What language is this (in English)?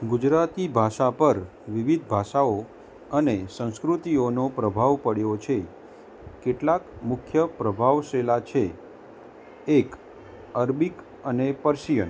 Gujarati